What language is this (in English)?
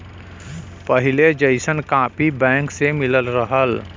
Bhojpuri